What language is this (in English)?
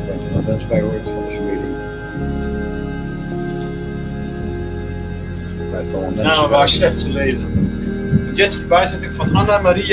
Dutch